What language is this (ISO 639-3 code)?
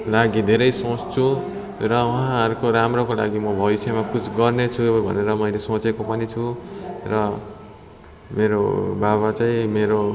nep